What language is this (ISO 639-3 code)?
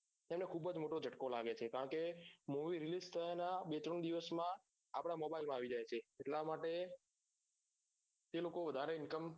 guj